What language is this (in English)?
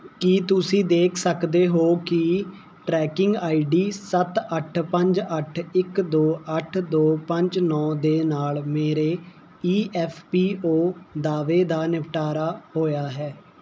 Punjabi